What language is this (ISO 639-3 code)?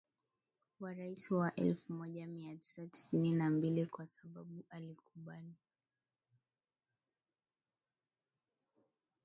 swa